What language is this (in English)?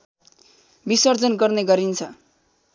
Nepali